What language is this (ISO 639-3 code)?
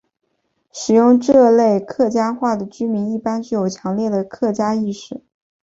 zho